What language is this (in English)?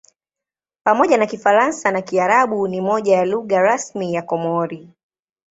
Swahili